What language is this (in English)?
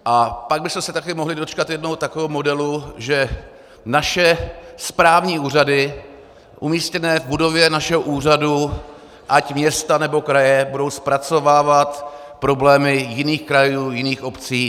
Czech